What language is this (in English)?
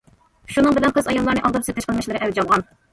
Uyghur